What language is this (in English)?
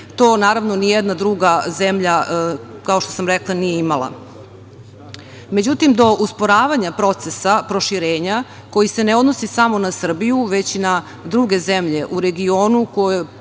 Serbian